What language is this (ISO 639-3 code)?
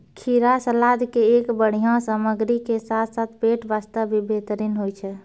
mai